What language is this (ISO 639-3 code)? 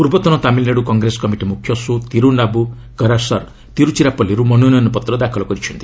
ori